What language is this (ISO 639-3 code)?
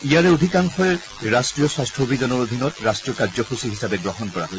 asm